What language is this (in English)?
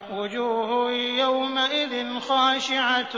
Arabic